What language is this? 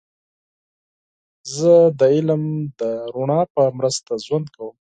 Pashto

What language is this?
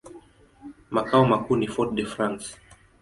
Swahili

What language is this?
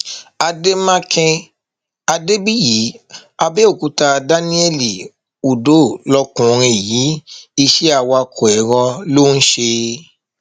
Yoruba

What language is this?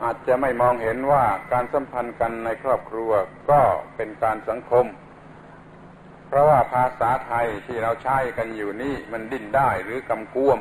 Thai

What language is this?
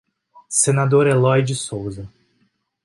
Portuguese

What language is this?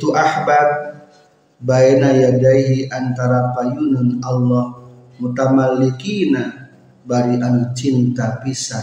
Indonesian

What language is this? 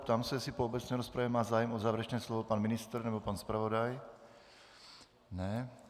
Czech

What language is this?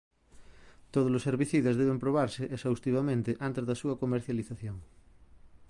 Galician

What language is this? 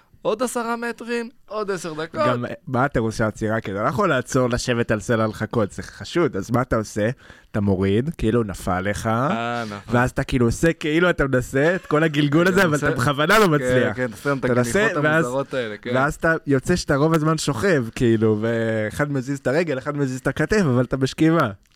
Hebrew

